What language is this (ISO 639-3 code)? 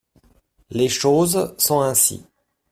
fra